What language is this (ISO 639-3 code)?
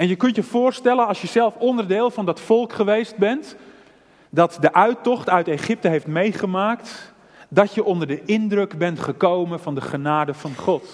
nld